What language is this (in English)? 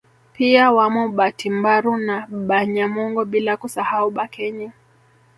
Swahili